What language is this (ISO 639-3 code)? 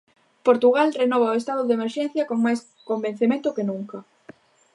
glg